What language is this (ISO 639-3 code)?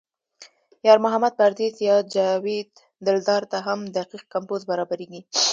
pus